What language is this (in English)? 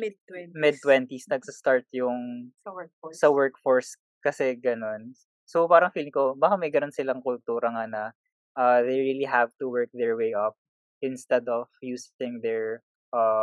Filipino